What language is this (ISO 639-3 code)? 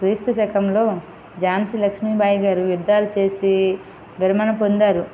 tel